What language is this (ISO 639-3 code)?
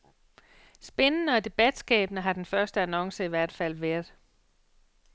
dan